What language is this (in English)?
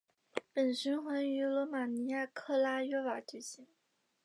Chinese